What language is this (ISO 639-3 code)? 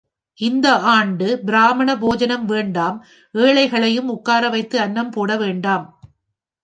tam